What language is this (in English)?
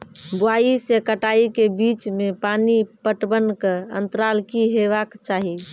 Maithili